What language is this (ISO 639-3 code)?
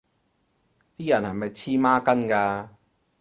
yue